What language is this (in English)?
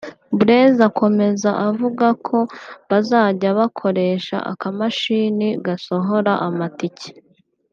Kinyarwanda